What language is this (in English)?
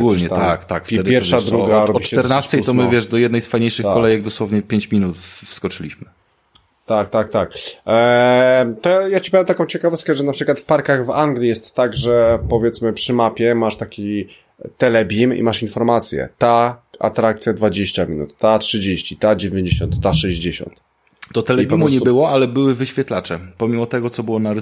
Polish